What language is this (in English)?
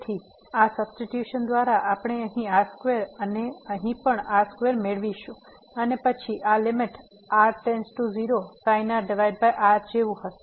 Gujarati